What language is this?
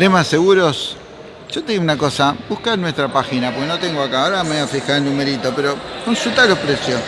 Spanish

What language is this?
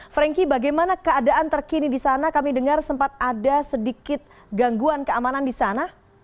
Indonesian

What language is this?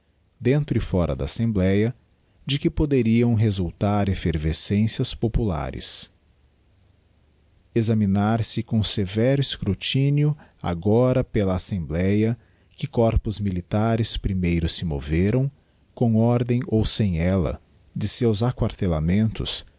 Portuguese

